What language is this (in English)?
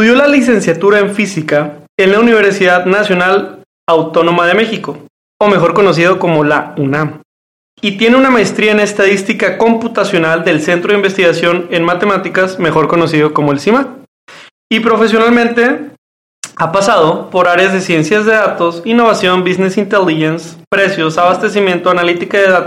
Spanish